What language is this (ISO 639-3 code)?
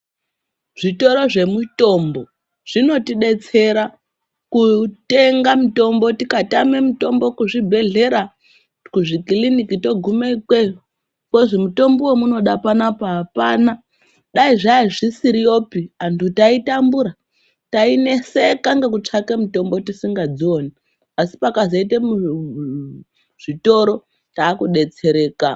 ndc